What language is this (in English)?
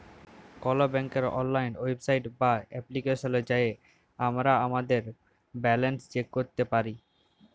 Bangla